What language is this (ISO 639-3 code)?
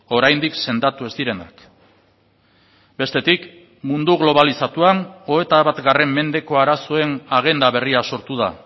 eus